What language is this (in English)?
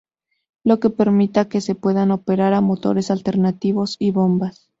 Spanish